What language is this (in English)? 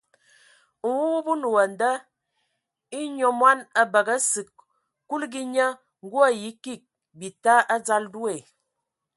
Ewondo